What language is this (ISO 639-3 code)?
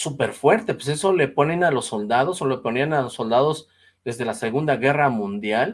spa